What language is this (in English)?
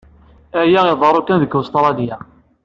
Kabyle